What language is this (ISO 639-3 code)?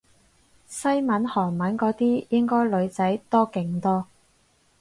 yue